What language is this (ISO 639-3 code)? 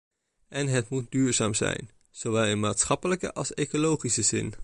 nld